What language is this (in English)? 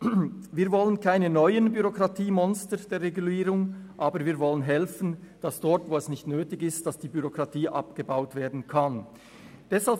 Swiss German